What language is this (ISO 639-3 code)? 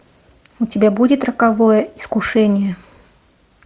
rus